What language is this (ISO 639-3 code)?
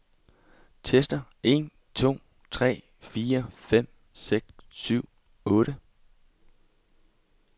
dan